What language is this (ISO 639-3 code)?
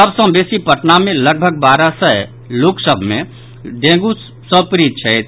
mai